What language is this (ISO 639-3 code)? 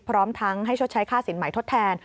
tha